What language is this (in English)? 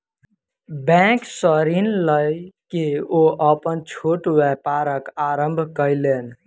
Maithili